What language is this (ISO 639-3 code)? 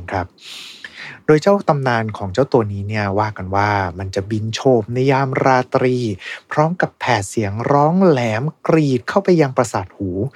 tha